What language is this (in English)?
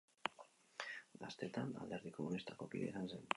Basque